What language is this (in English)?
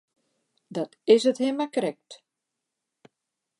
Western Frisian